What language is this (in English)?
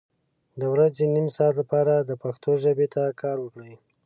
Pashto